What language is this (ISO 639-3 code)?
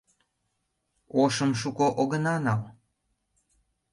chm